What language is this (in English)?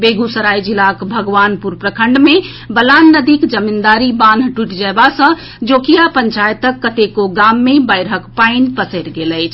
Maithili